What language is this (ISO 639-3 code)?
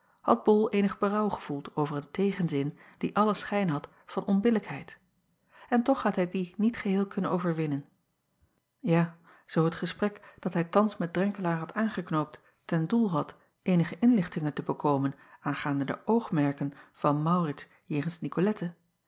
nld